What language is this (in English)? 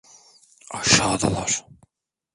Turkish